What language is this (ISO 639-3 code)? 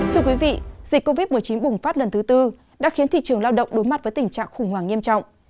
vie